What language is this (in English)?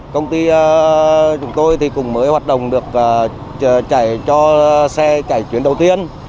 Vietnamese